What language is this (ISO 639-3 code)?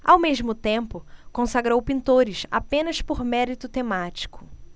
por